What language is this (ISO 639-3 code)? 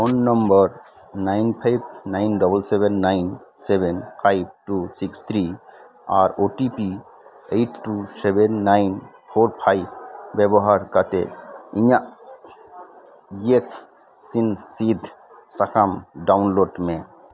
sat